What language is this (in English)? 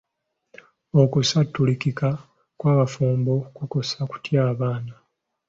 Ganda